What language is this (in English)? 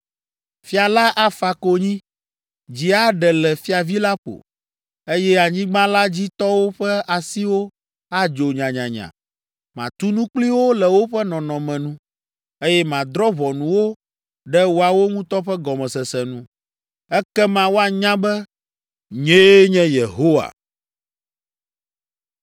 Ewe